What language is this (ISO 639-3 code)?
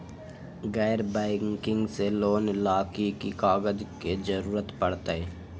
mag